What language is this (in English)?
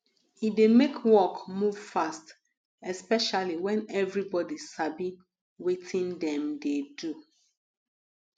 Nigerian Pidgin